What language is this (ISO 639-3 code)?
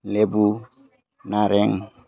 brx